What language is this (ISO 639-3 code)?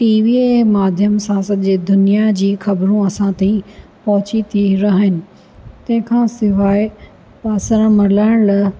snd